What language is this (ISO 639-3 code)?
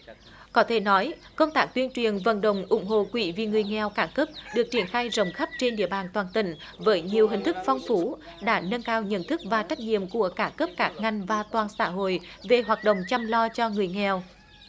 vie